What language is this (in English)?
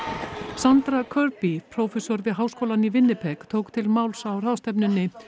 Icelandic